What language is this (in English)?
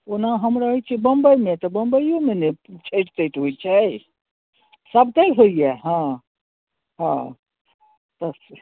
Maithili